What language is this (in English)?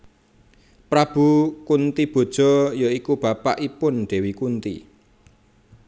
Javanese